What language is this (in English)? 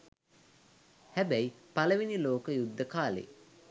Sinhala